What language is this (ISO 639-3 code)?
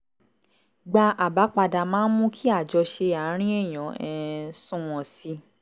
yor